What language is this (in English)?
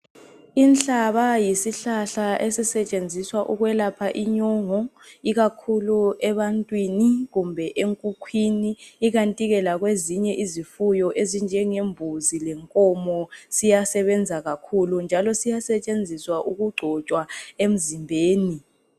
North Ndebele